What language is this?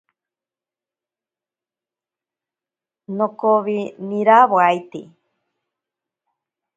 Ashéninka Perené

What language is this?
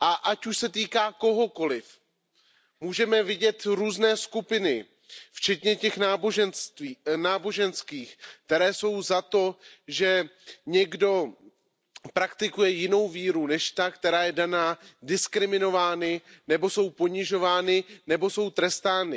Czech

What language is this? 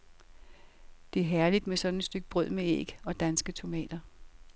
Danish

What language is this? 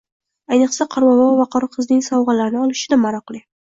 Uzbek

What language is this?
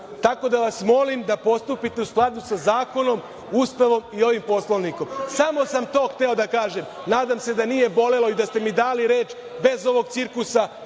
Serbian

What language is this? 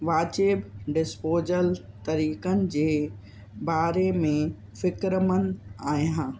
Sindhi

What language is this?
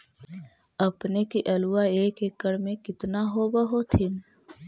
Magahi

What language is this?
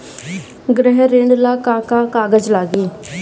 Bhojpuri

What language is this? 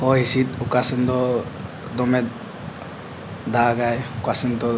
Santali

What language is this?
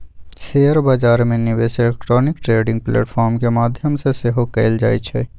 Magahi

